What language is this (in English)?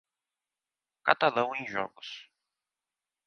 Portuguese